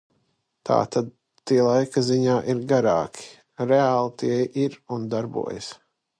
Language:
Latvian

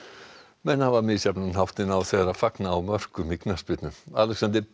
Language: Icelandic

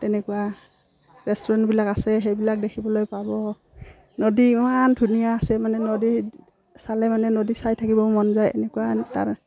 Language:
Assamese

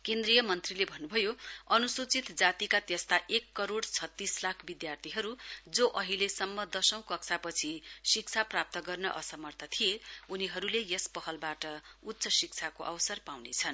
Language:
Nepali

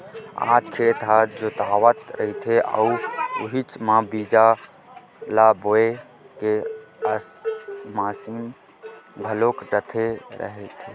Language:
Chhattisgarhi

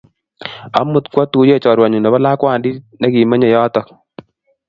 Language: Kalenjin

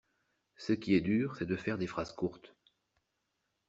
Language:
French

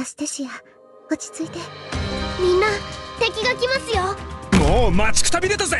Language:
Japanese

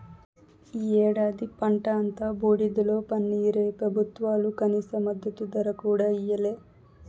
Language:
Telugu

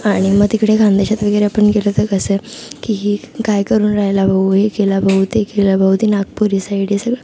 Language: Marathi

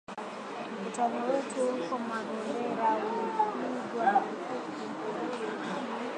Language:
Swahili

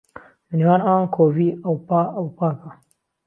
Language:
Central Kurdish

